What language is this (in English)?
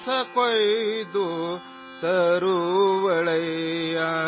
Urdu